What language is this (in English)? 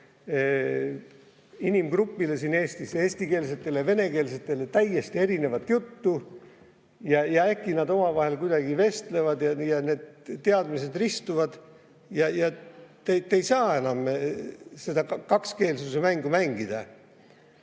Estonian